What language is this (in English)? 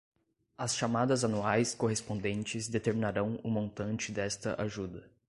Portuguese